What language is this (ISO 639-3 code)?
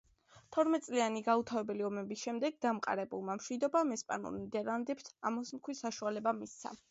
kat